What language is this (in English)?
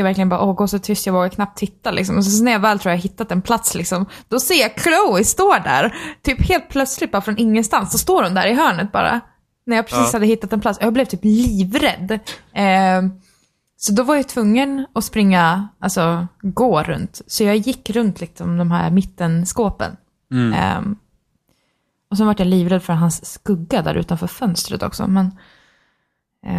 Swedish